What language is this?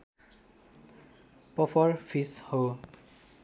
Nepali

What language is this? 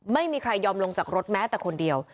Thai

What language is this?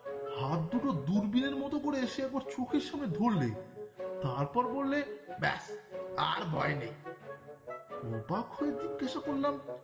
Bangla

